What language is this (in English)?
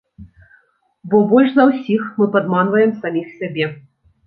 Belarusian